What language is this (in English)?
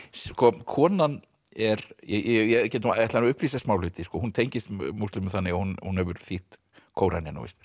Icelandic